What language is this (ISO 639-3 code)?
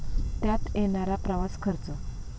mar